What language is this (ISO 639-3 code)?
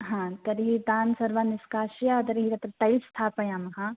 san